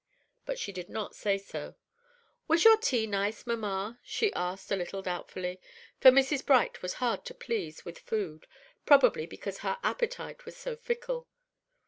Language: English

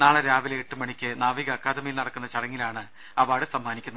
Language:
Malayalam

